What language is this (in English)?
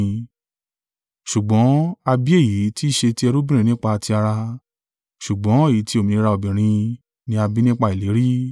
Yoruba